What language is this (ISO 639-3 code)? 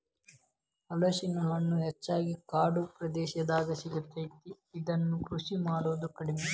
kan